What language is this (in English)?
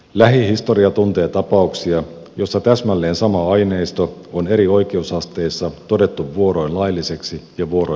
Finnish